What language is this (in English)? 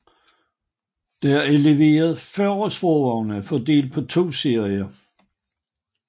Danish